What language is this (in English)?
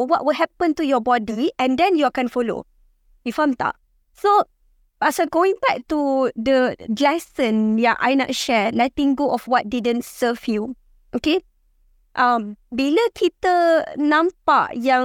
Malay